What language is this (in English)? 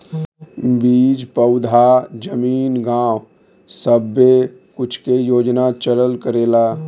Bhojpuri